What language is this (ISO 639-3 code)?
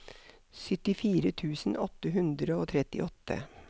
nor